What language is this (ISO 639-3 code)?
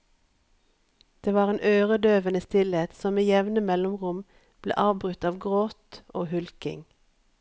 nor